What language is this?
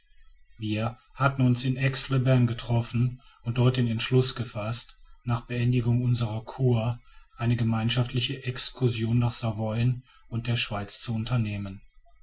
German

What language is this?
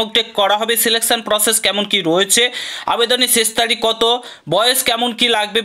Hindi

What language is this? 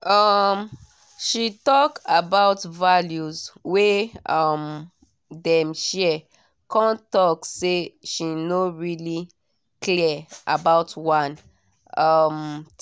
Nigerian Pidgin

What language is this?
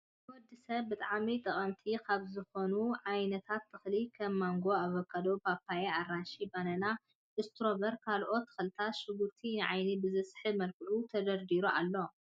Tigrinya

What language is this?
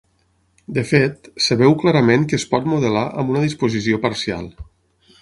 Catalan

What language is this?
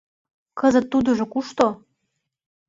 Mari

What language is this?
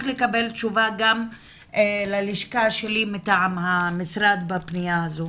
Hebrew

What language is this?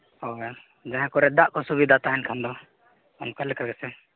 Santali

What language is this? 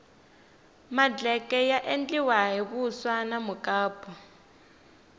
Tsonga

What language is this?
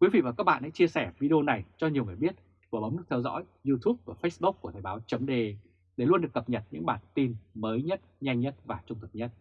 Vietnamese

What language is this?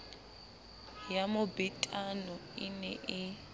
Southern Sotho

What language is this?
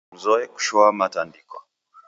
Taita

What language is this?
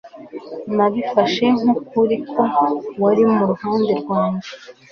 Kinyarwanda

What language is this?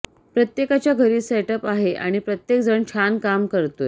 Marathi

